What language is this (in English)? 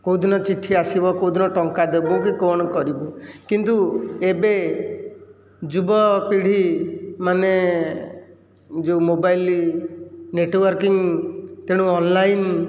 Odia